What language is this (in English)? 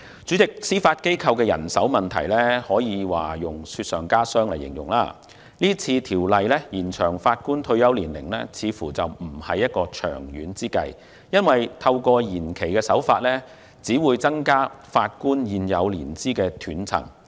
Cantonese